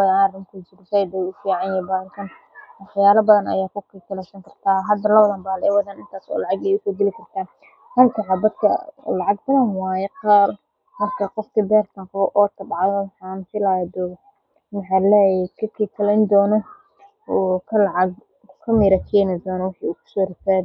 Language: Somali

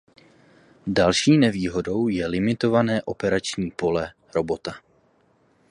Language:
Czech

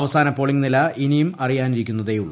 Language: Malayalam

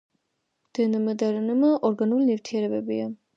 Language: Georgian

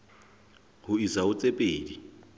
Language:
Southern Sotho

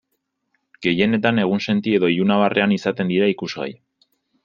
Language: Basque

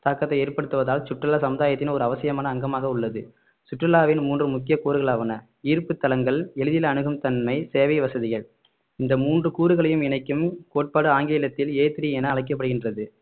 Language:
Tamil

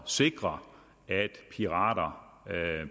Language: Danish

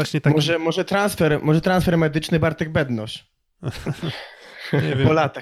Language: Polish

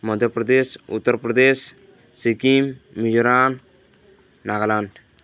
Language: Odia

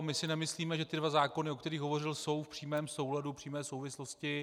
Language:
Czech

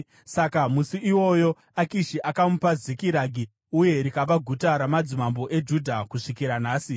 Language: Shona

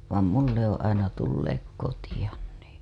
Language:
Finnish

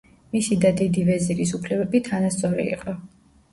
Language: Georgian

